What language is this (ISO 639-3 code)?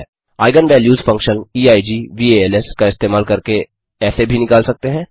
hin